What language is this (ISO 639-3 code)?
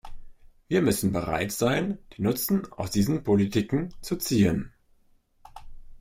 deu